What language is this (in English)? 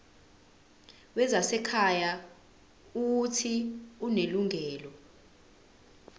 Zulu